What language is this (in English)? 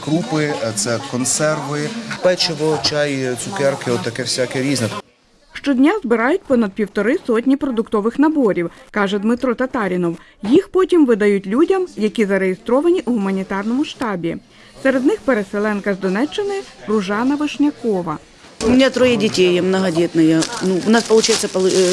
Ukrainian